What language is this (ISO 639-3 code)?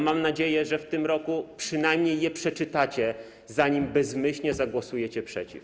pol